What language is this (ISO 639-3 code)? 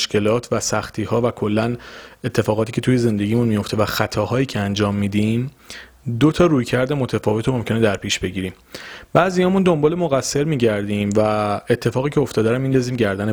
fas